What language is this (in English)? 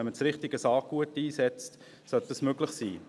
Swiss German